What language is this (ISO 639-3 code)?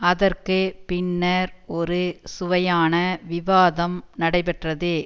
tam